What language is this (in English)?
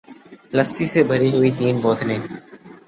Urdu